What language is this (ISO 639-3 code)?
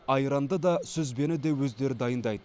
kaz